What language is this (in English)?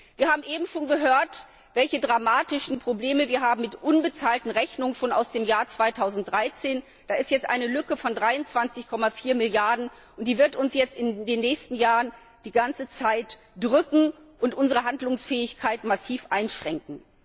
German